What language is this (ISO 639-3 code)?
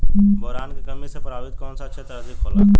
bho